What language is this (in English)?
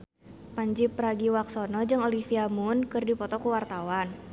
Sundanese